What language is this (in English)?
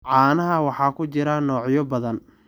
Somali